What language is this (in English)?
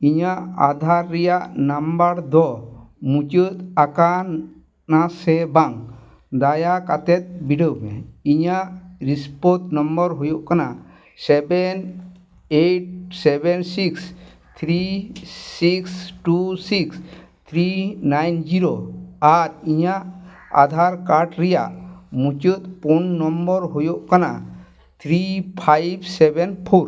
Santali